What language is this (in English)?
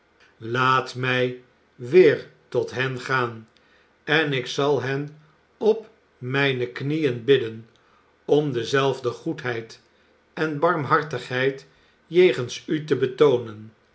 Dutch